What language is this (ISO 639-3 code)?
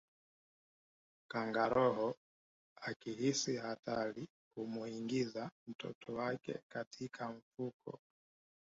swa